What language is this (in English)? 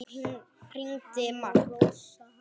Icelandic